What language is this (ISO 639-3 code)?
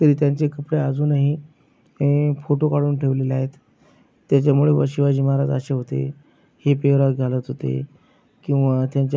mar